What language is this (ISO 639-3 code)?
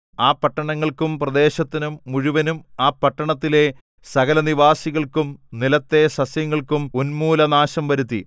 mal